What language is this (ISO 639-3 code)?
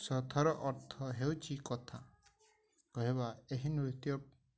ori